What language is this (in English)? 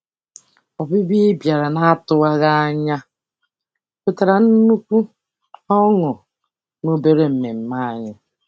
Igbo